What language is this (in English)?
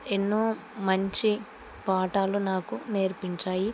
Telugu